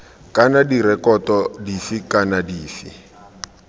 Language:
Tswana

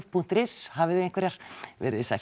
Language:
Icelandic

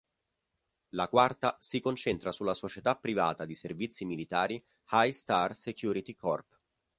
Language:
Italian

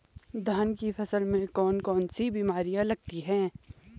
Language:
Hindi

